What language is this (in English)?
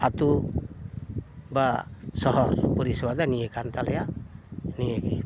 Santali